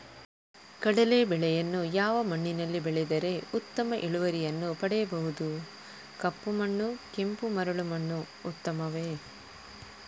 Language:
Kannada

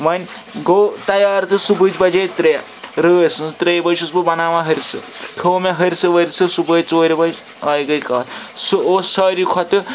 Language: Kashmiri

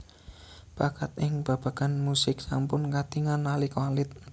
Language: Javanese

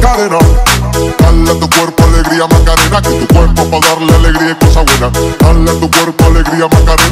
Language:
Russian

